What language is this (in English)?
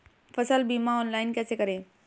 Hindi